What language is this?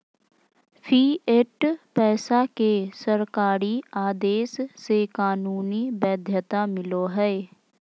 Magahi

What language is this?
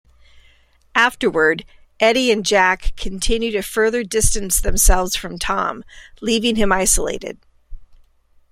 English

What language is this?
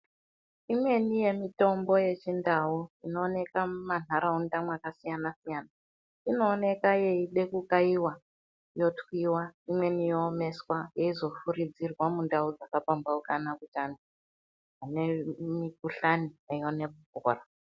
Ndau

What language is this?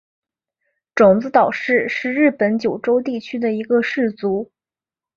Chinese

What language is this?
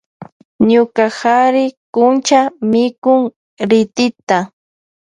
Loja Highland Quichua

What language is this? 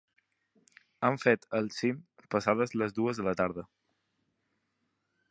Catalan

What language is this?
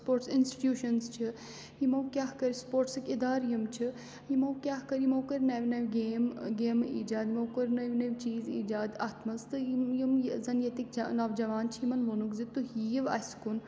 Kashmiri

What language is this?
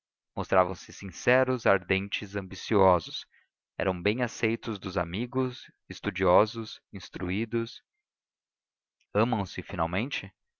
Portuguese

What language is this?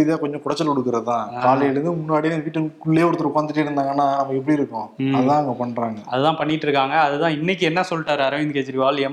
Tamil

